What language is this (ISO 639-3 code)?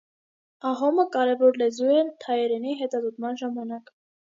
hye